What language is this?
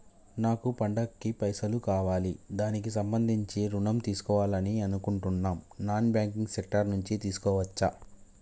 Telugu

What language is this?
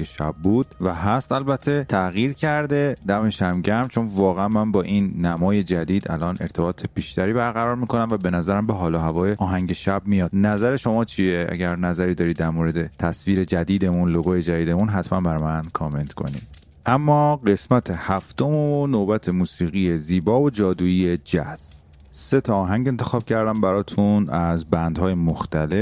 Persian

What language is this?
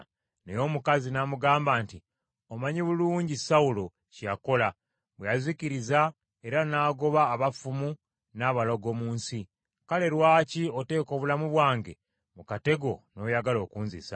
Ganda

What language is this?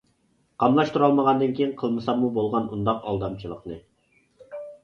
Uyghur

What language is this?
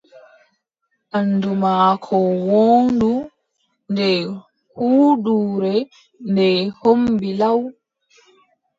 Adamawa Fulfulde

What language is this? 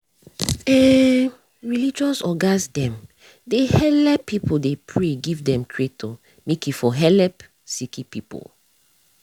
Nigerian Pidgin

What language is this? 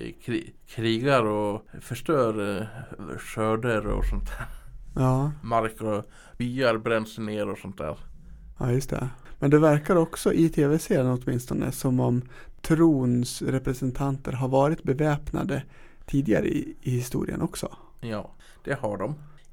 Swedish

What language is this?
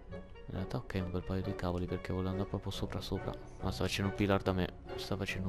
Italian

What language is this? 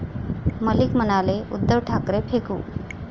Marathi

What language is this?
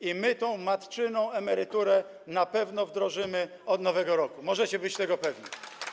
Polish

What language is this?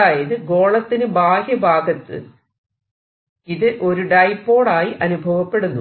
Malayalam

